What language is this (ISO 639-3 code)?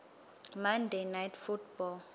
ssw